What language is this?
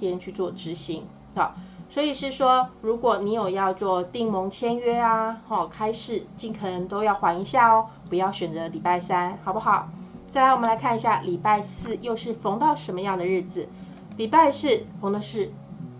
Chinese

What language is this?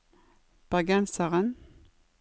Norwegian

